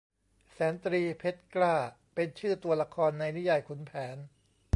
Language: Thai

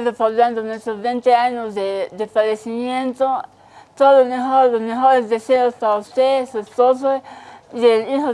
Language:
Spanish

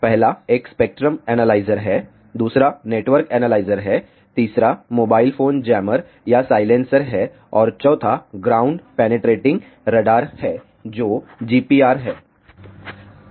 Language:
Hindi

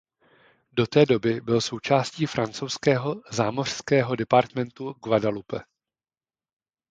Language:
Czech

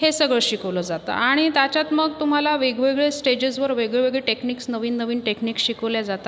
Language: Marathi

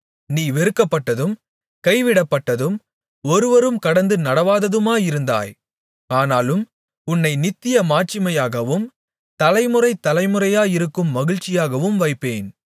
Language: Tamil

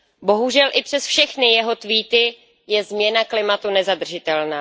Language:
Czech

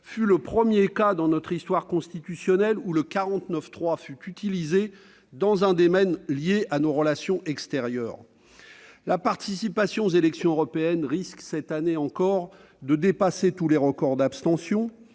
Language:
French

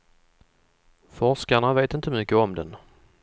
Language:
Swedish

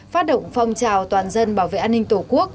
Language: Vietnamese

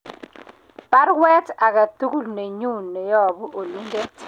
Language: Kalenjin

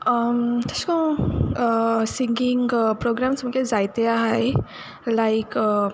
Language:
Konkani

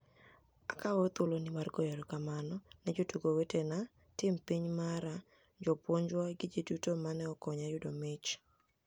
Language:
Luo (Kenya and Tanzania)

